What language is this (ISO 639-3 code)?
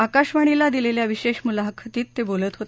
mar